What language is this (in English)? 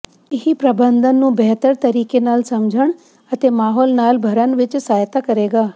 Punjabi